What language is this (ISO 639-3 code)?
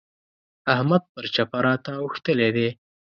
pus